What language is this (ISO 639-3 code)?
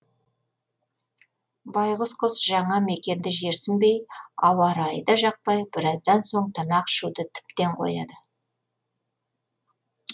kaz